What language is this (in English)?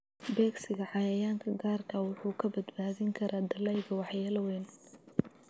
Somali